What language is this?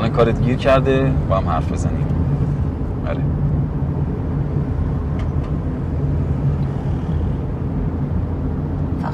Persian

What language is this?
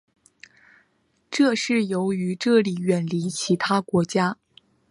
Chinese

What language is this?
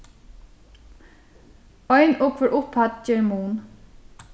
Faroese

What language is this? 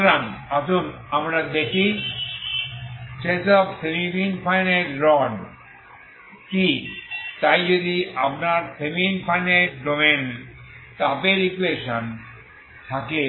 Bangla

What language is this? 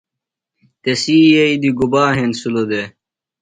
Phalura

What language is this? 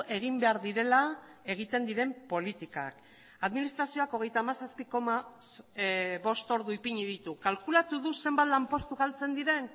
Basque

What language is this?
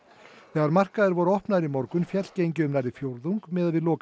Icelandic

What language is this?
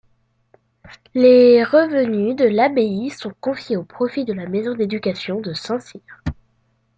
French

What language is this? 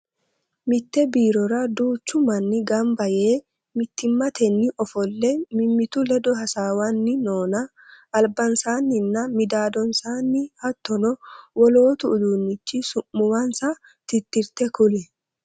Sidamo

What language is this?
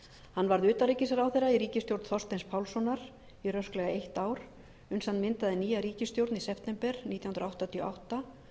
Icelandic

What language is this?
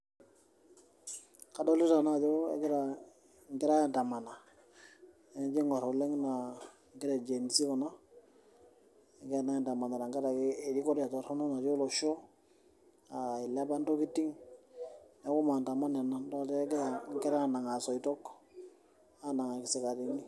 Masai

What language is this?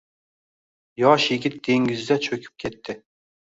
Uzbek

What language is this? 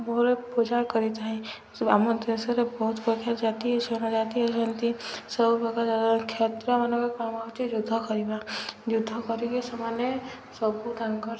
Odia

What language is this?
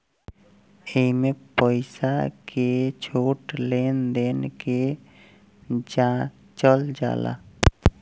Bhojpuri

